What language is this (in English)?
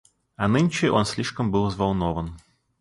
Russian